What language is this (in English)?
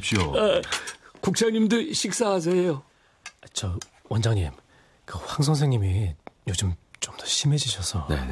Korean